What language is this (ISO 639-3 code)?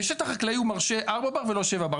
heb